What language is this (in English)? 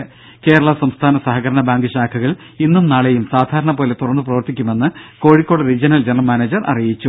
Malayalam